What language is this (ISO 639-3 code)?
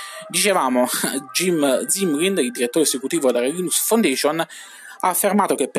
ita